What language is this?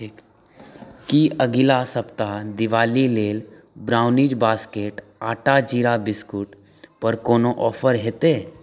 Maithili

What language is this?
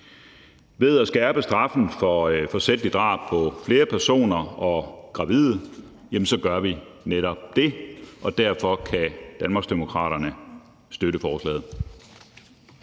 Danish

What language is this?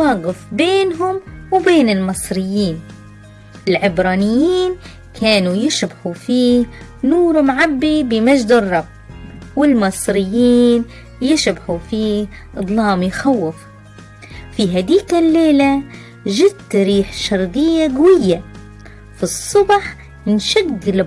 Arabic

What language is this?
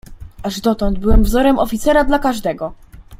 Polish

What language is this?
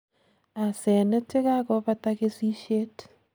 Kalenjin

